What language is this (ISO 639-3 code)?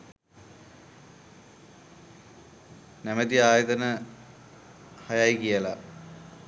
sin